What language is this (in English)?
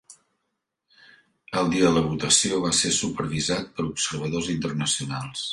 Catalan